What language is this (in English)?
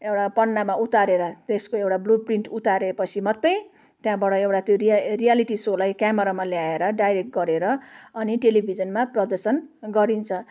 Nepali